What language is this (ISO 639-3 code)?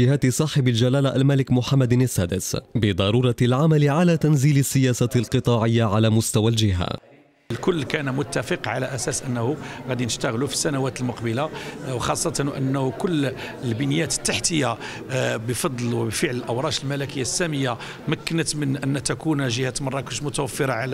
ara